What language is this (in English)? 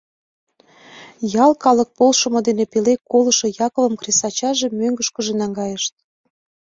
Mari